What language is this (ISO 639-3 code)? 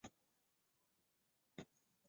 zho